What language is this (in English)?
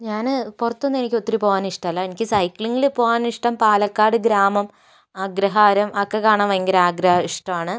Malayalam